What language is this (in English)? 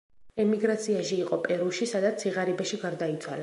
Georgian